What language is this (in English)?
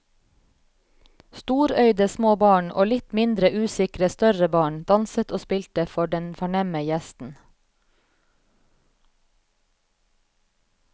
Norwegian